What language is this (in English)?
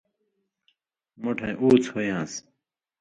Indus Kohistani